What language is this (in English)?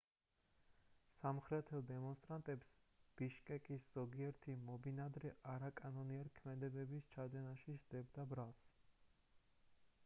Georgian